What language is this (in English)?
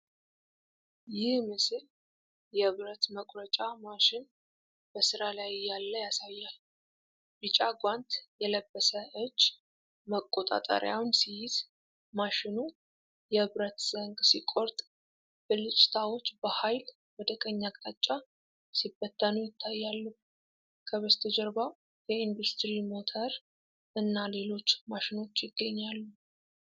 Amharic